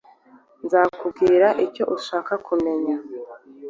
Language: Kinyarwanda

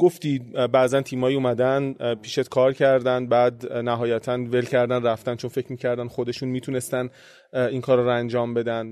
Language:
Persian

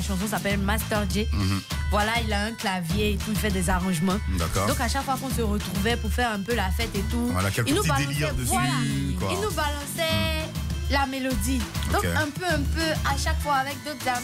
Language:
French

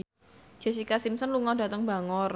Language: Javanese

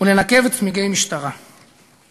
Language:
Hebrew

